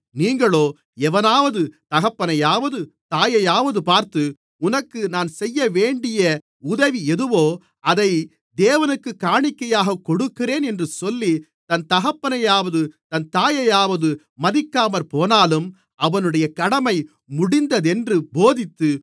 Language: Tamil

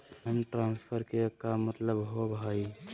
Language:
Magahi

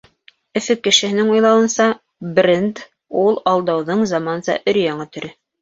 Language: Bashkir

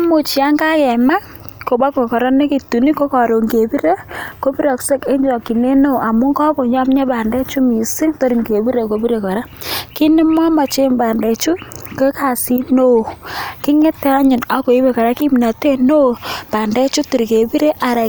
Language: Kalenjin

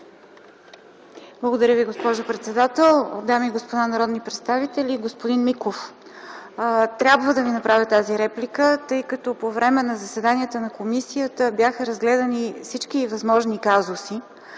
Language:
Bulgarian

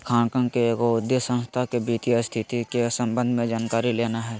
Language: Magahi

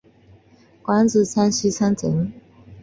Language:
Chinese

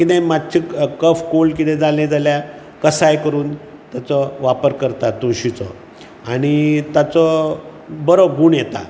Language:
Konkani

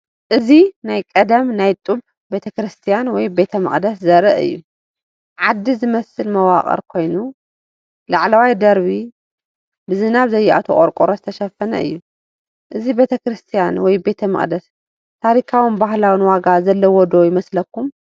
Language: Tigrinya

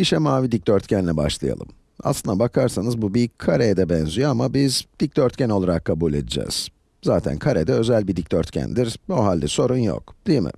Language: Turkish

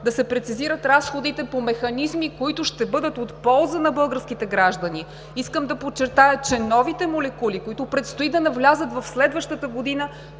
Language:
Bulgarian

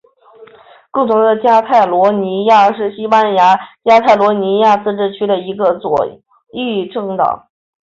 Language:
Chinese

